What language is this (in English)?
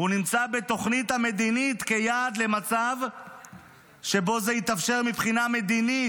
Hebrew